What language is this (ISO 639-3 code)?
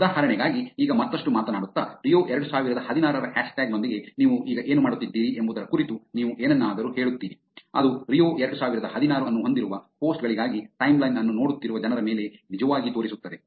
kan